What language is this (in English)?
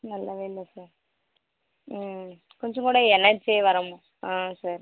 Tamil